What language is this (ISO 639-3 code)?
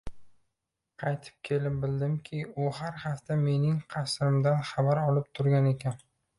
uzb